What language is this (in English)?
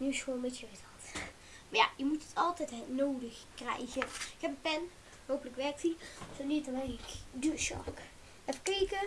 Dutch